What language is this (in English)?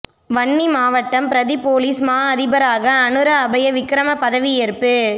Tamil